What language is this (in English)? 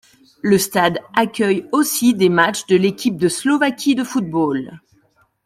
French